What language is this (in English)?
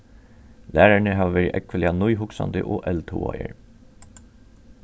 Faroese